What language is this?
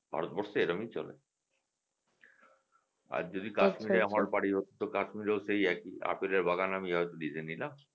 Bangla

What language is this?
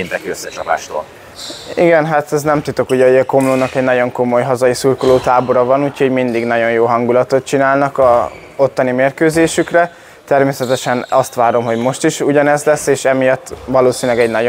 Hungarian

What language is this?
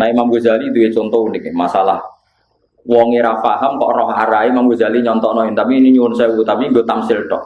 Indonesian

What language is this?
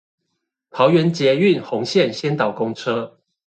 Chinese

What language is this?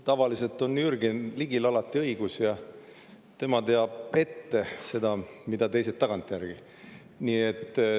Estonian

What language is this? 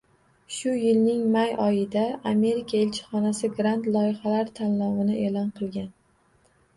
Uzbek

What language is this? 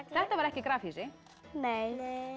Icelandic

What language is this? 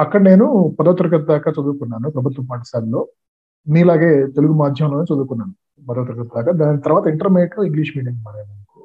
Telugu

